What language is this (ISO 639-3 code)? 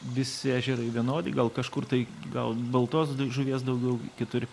lit